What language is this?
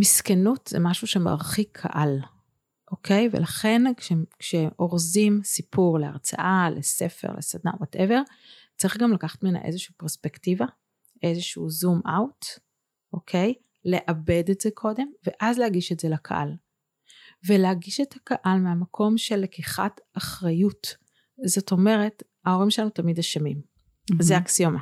Hebrew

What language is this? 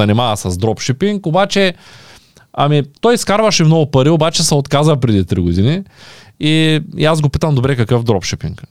Bulgarian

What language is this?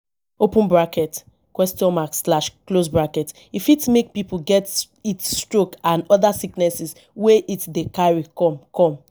Nigerian Pidgin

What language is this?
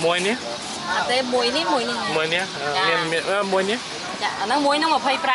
Thai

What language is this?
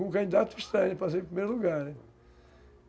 Portuguese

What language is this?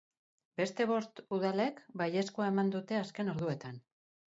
Basque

